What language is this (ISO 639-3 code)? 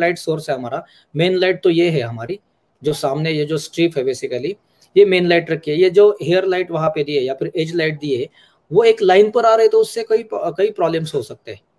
hin